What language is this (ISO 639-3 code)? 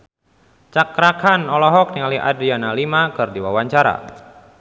sun